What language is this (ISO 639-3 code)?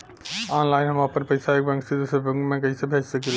bho